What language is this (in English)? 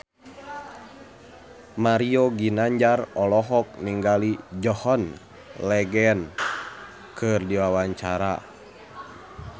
Sundanese